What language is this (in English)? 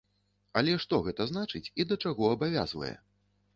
Belarusian